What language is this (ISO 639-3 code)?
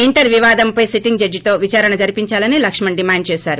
tel